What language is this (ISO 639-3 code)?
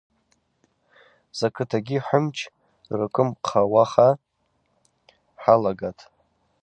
abq